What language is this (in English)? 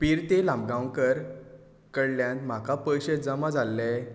Konkani